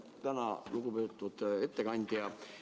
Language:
Estonian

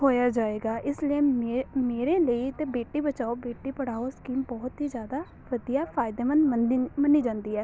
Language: Punjabi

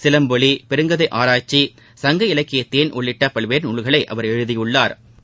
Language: Tamil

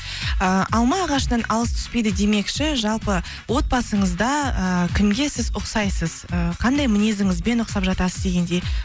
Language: Kazakh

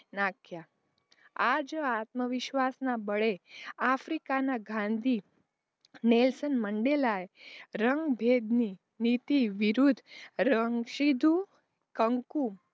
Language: Gujarati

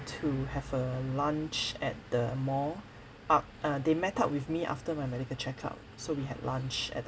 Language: English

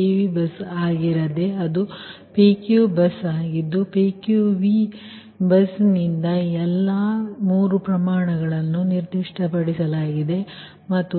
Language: Kannada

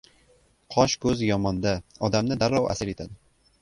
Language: Uzbek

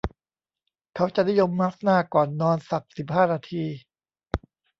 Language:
Thai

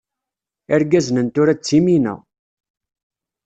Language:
Kabyle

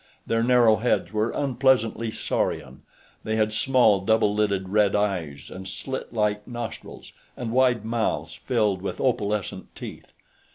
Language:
English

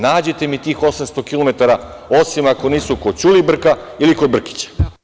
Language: Serbian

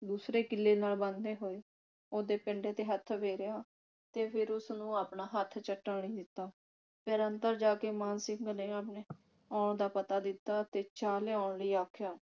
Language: Punjabi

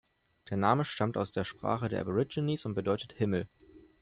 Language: German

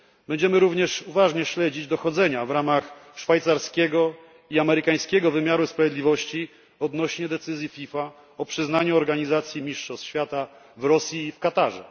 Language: Polish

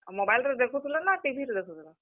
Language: Odia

